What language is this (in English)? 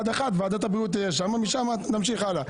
Hebrew